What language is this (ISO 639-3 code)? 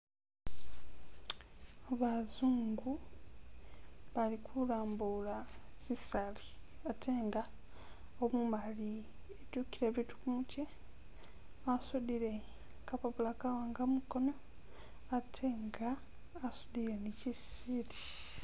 myx